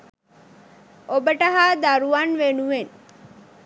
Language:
Sinhala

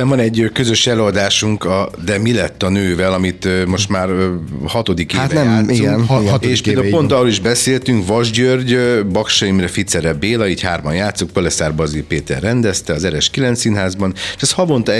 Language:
Hungarian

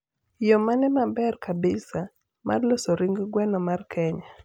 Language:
Luo (Kenya and Tanzania)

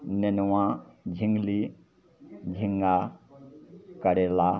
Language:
Maithili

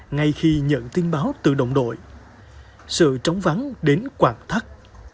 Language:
Vietnamese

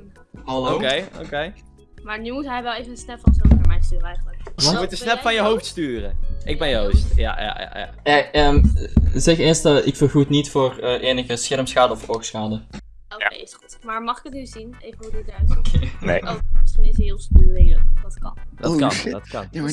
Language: Dutch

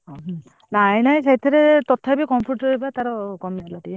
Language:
Odia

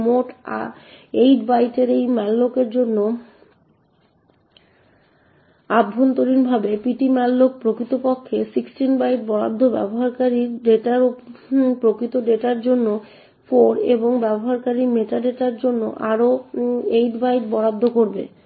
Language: Bangla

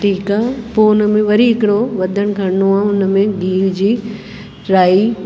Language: Sindhi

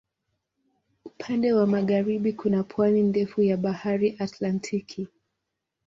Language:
Swahili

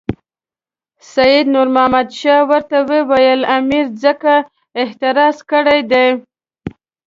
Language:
Pashto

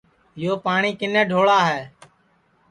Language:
Sansi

